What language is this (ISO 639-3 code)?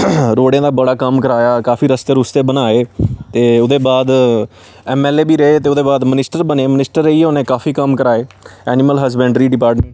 doi